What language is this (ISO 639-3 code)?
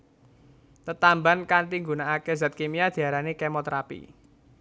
jav